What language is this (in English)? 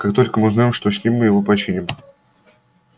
Russian